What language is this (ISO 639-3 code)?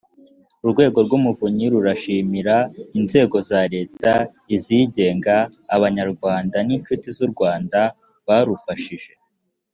kin